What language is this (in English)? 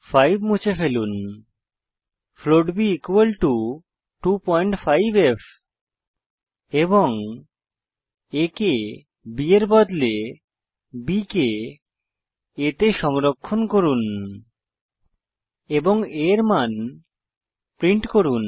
Bangla